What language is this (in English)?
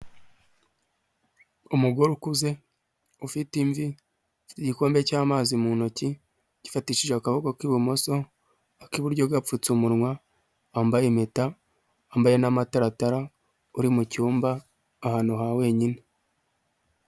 Kinyarwanda